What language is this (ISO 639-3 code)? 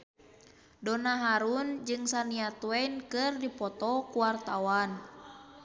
sun